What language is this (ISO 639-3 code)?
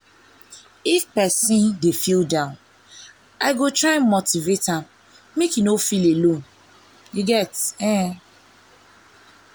pcm